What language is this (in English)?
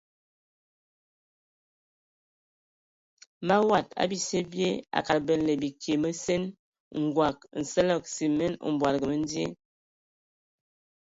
Ewondo